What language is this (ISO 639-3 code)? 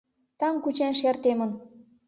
chm